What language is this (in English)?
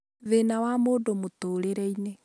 Kikuyu